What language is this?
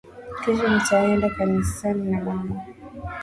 Swahili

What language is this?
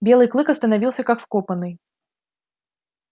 Russian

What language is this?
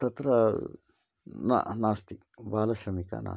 Sanskrit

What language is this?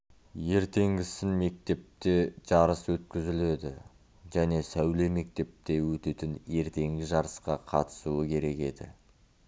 Kazakh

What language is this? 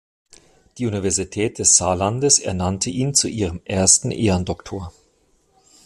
German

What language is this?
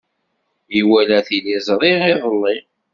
Kabyle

